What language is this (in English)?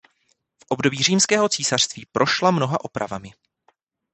Czech